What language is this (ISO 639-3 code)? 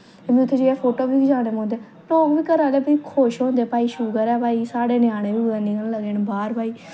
doi